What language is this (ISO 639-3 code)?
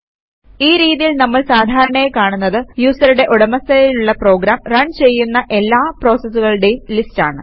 mal